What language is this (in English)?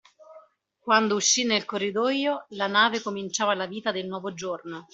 Italian